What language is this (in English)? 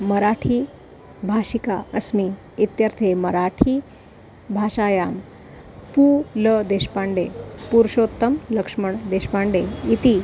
Sanskrit